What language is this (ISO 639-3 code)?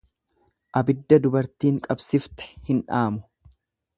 orm